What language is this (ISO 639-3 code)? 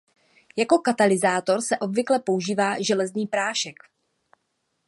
ces